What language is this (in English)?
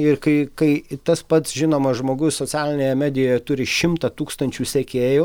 Lithuanian